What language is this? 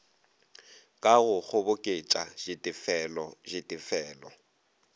Northern Sotho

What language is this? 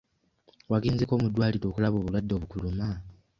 Ganda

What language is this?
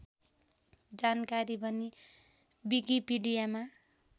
Nepali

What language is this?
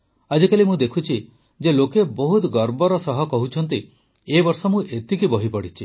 Odia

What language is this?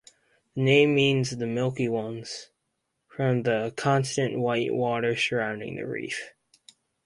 English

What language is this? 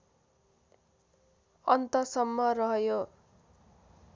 Nepali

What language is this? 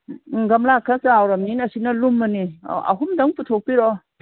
Manipuri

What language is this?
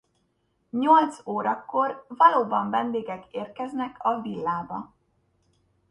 Hungarian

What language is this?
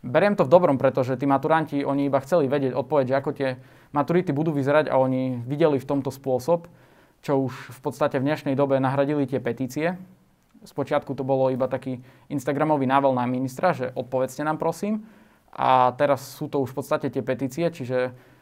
Slovak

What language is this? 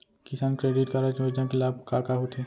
Chhattisgarhi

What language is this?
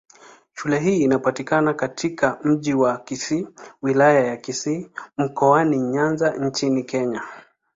Swahili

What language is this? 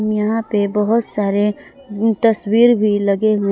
Hindi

